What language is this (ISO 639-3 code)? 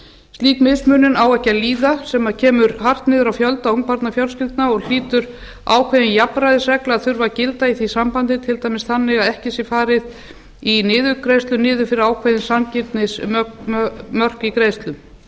isl